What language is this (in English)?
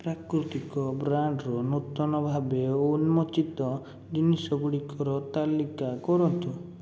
Odia